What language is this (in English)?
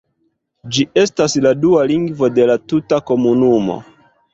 Esperanto